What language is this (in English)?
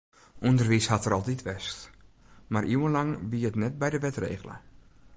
Western Frisian